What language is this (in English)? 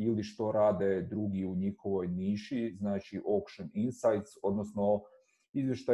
Croatian